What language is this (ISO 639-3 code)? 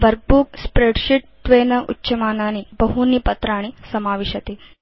san